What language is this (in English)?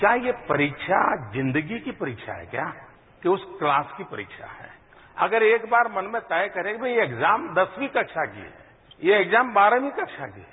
Hindi